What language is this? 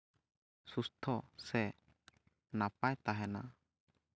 Santali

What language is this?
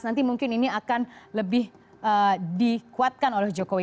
Indonesian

